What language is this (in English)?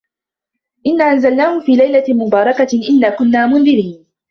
Arabic